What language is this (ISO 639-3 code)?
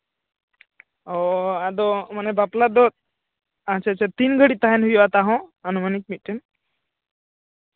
sat